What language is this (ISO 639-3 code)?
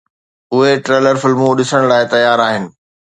snd